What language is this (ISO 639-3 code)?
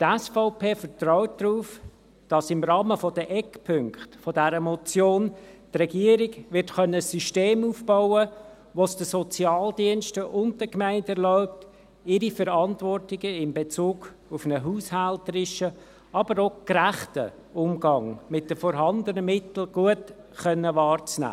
gsw